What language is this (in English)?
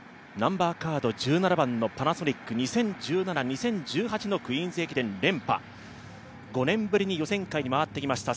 Japanese